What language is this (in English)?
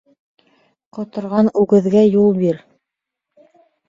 Bashkir